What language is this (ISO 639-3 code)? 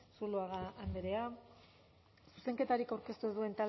eus